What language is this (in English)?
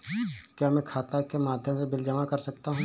Hindi